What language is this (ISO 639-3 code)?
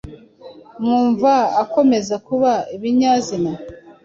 kin